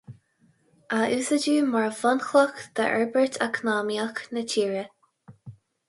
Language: Irish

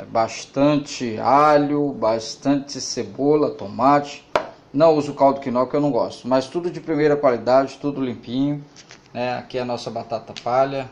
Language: Portuguese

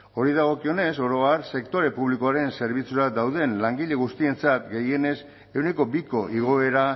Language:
Basque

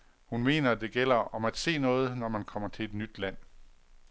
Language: Danish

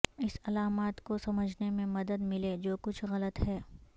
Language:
Urdu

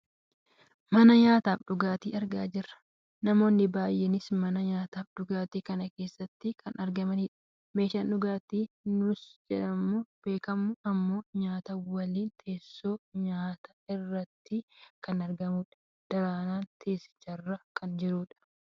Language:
Oromo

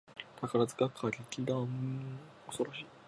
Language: Japanese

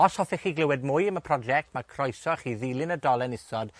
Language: Welsh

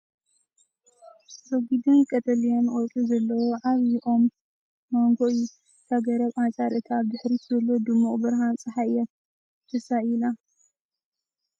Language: Tigrinya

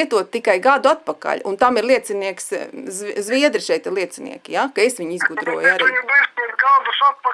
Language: Latvian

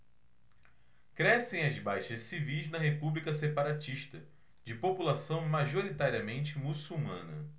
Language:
Portuguese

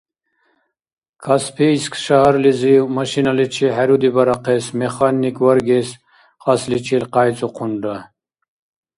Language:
Dargwa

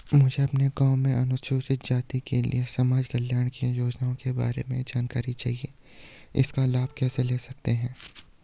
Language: Hindi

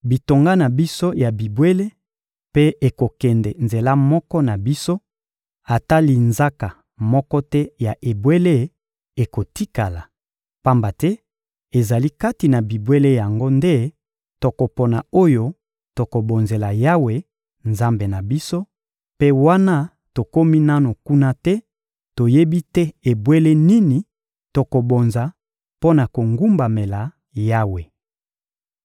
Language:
Lingala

